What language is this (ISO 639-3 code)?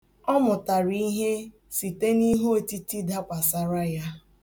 ibo